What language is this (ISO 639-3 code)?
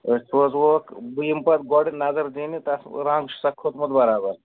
kas